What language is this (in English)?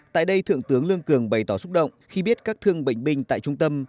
Vietnamese